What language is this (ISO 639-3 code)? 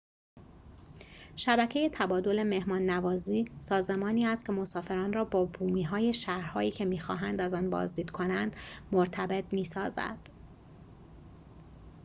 fas